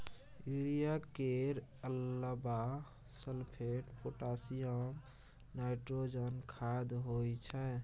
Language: Maithili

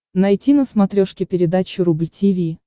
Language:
Russian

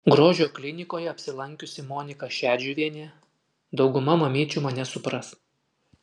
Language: Lithuanian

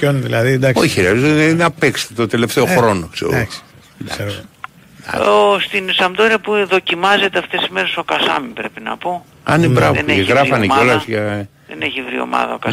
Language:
Greek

